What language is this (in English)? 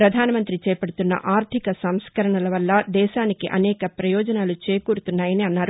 Telugu